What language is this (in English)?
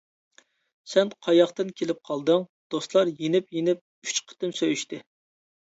Uyghur